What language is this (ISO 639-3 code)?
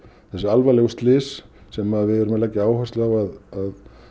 isl